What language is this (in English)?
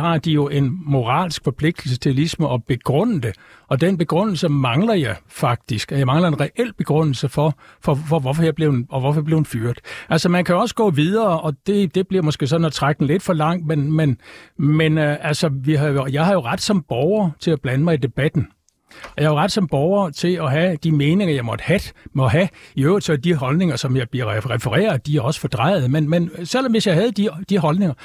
Danish